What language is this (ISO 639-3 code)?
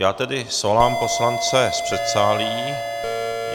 ces